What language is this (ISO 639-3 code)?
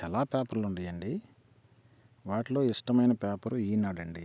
tel